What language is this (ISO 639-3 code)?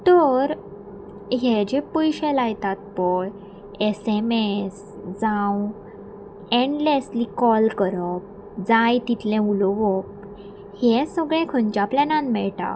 kok